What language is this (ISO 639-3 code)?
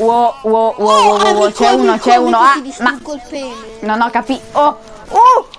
ita